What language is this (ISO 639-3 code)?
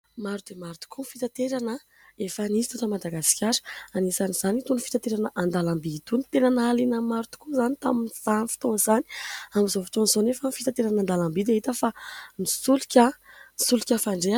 mlg